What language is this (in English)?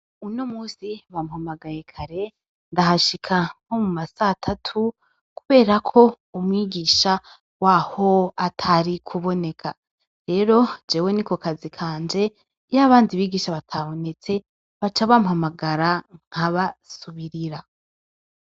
Rundi